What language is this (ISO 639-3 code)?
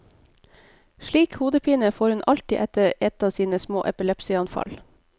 nor